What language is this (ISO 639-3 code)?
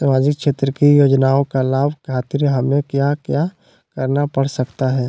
mag